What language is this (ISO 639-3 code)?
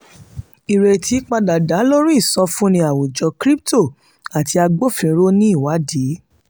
yor